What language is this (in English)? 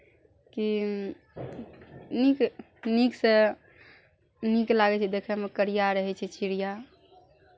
Maithili